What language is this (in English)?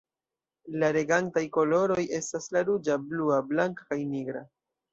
Esperanto